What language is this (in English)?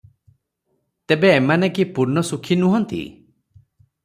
Odia